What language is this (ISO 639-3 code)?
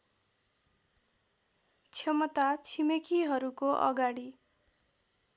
nep